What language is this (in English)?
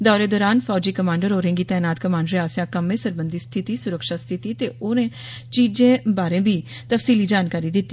Dogri